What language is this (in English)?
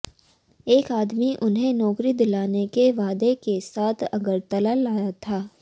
Hindi